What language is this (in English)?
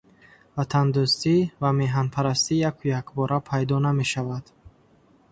Tajik